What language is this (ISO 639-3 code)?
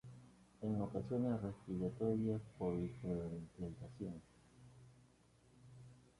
spa